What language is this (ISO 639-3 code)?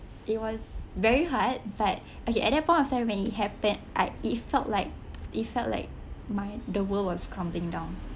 eng